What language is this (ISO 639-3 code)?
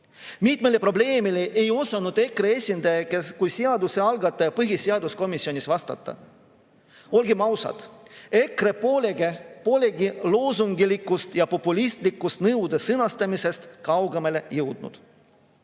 est